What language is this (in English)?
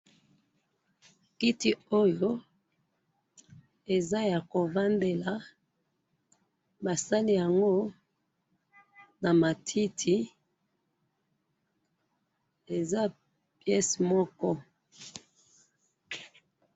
Lingala